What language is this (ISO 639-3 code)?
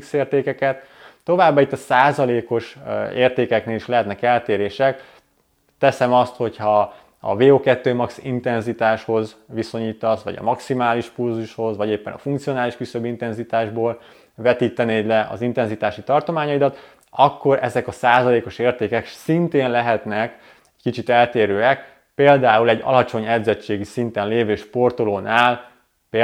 hun